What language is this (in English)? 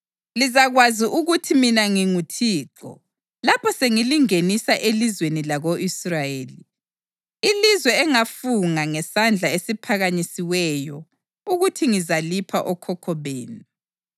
North Ndebele